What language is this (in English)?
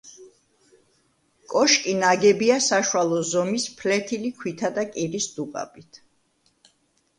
Georgian